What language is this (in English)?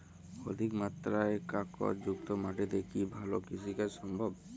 Bangla